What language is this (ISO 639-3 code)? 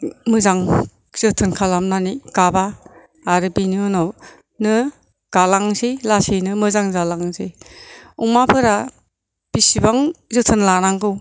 brx